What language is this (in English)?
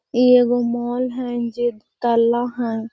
Magahi